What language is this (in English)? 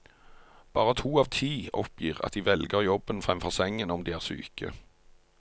Norwegian